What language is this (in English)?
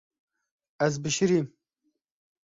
Kurdish